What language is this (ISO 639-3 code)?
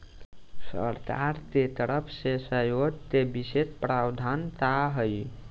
bho